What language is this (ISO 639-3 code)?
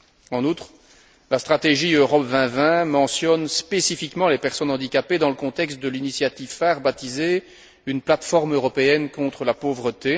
fra